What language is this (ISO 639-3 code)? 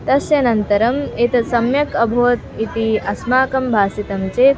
san